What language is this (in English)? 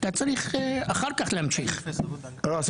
Hebrew